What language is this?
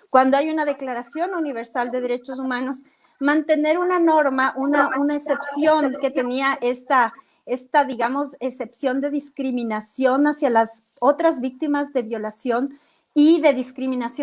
Spanish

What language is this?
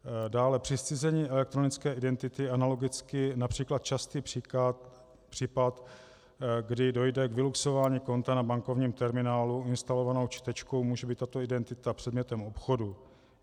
Czech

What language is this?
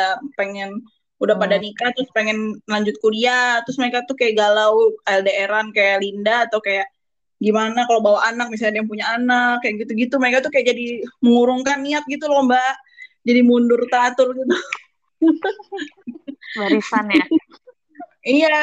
Indonesian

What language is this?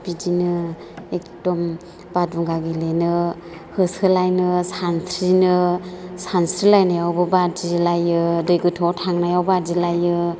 Bodo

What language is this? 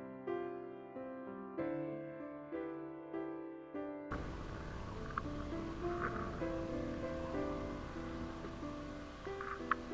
German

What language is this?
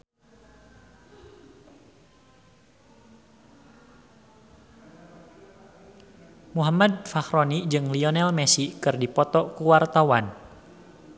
Sundanese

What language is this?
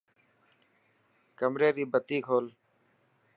Dhatki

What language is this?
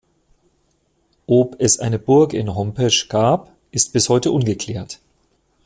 German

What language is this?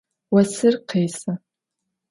Adyghe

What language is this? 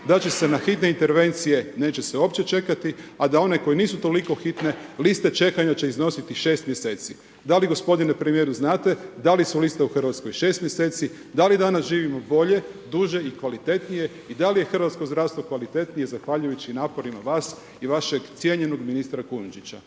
Croatian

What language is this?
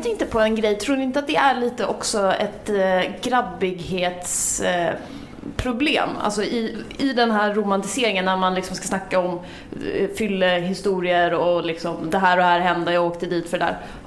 Swedish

